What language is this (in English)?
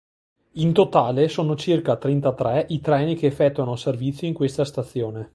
Italian